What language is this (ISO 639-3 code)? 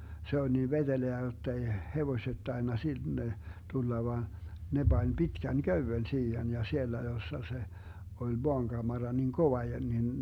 fin